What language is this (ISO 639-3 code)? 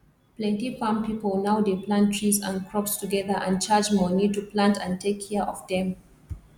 pcm